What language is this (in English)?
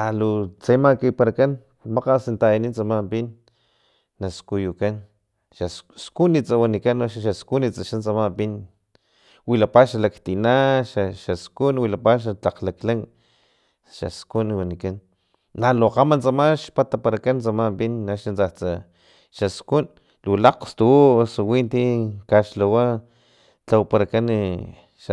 Filomena Mata-Coahuitlán Totonac